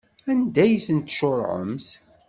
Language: Kabyle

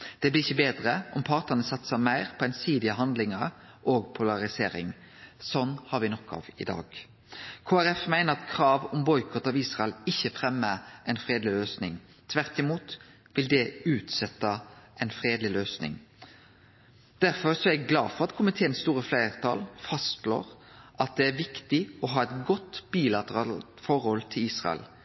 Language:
Norwegian Nynorsk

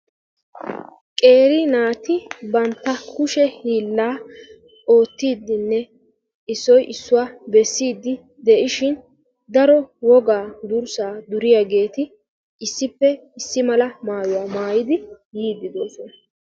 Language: Wolaytta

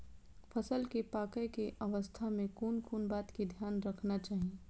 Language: Maithili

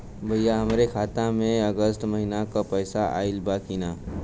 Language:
Bhojpuri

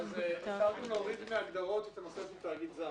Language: Hebrew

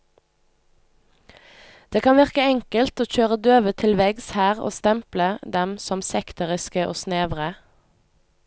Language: Norwegian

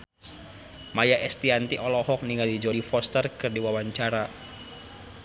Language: Sundanese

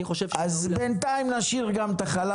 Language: Hebrew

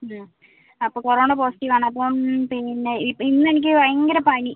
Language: Malayalam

